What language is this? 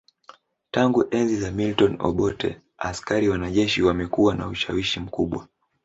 Swahili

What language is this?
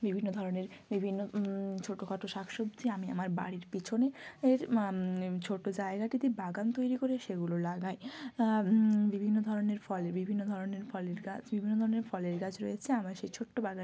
Bangla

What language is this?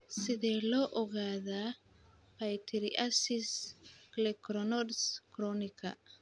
Somali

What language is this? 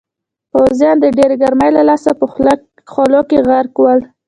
Pashto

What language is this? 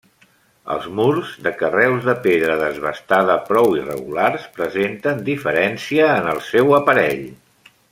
Catalan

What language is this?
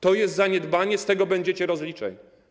Polish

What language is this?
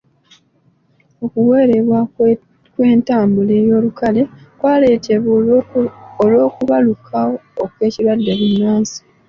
Ganda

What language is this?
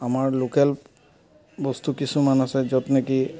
Assamese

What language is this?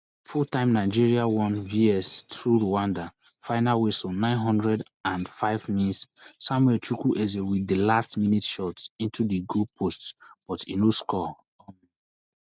Nigerian Pidgin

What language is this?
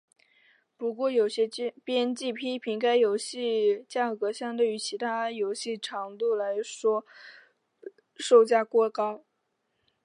Chinese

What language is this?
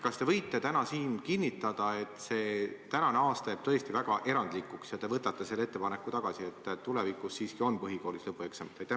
Estonian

